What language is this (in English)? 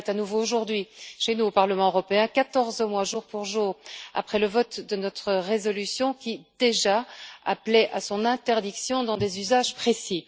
French